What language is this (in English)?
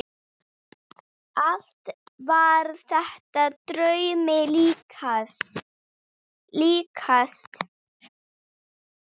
Icelandic